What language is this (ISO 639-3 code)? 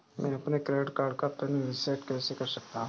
hin